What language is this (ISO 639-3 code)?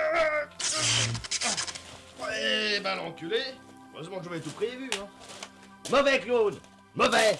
fra